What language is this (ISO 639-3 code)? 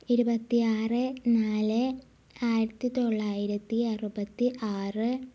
mal